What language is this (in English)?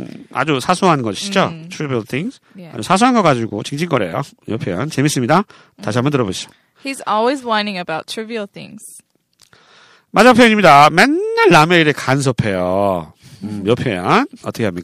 Korean